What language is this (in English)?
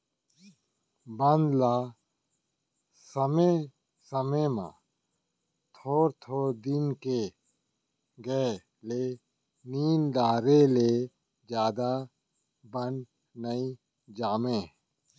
Chhattisgarhi